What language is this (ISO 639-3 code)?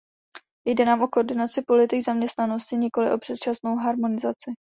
ces